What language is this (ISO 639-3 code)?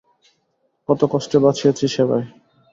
ben